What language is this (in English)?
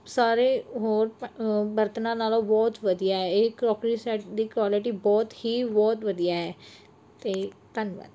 Punjabi